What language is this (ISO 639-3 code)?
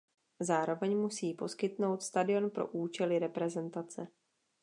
ces